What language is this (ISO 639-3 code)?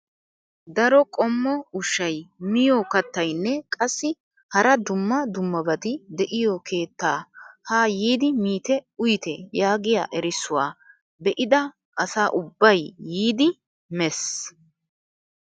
wal